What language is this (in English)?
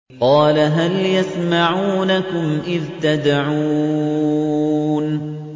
Arabic